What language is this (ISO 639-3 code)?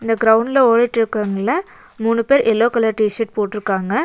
tam